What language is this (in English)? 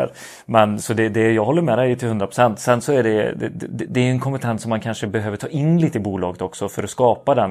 Swedish